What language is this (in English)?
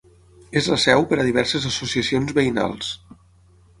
Catalan